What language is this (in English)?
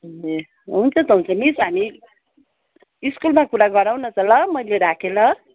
Nepali